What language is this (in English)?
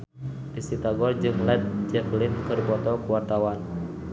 Sundanese